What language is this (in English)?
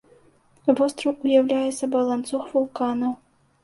Belarusian